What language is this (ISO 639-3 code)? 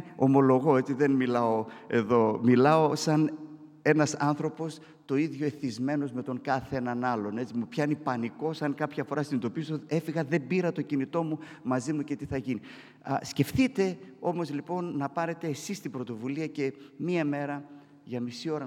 ell